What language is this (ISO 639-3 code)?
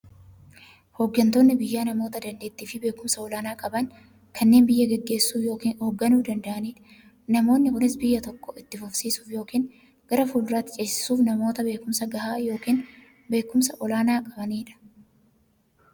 orm